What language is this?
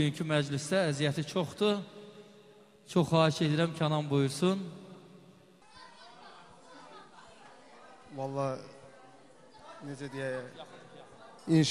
Arabic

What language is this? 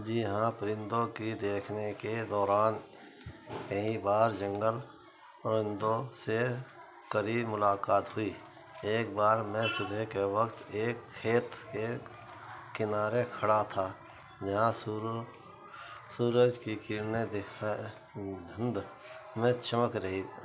Urdu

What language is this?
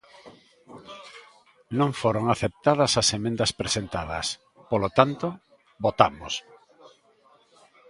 Galician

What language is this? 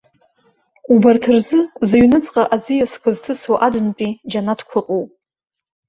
Abkhazian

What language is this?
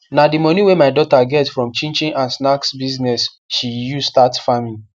Nigerian Pidgin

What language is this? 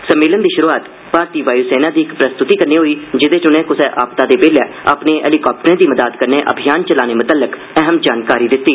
Dogri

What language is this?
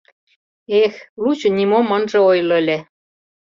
Mari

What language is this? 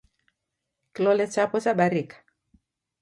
Taita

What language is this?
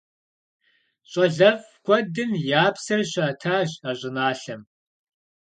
Kabardian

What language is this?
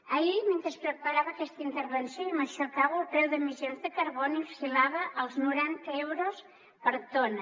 Catalan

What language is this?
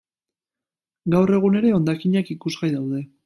Basque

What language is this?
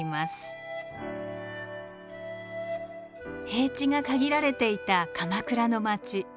Japanese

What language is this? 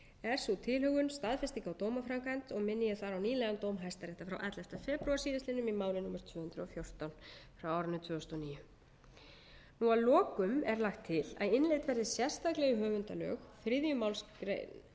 Icelandic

